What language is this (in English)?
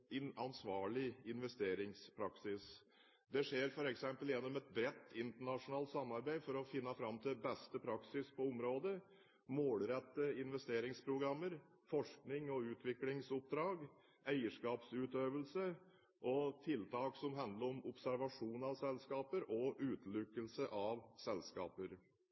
Norwegian Bokmål